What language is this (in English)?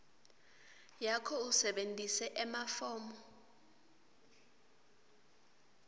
Swati